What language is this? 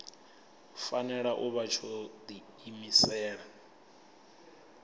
Venda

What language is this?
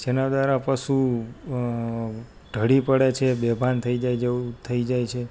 Gujarati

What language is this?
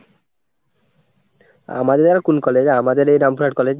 Bangla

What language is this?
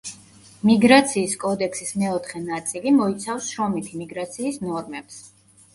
Georgian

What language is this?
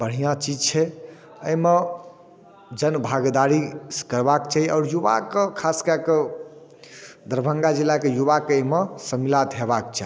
Maithili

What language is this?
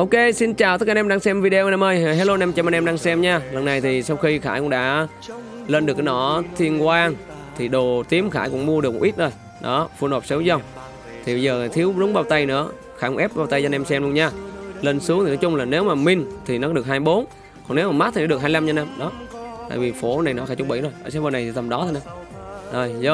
Vietnamese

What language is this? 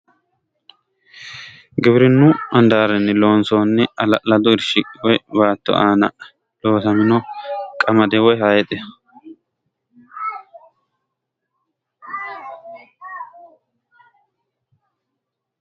Sidamo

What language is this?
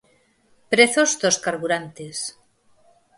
Galician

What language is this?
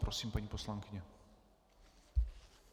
Czech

